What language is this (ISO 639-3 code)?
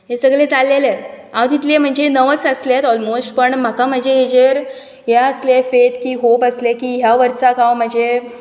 kok